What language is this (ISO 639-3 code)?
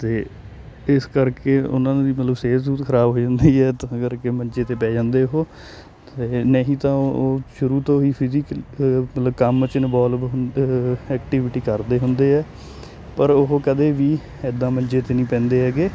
pan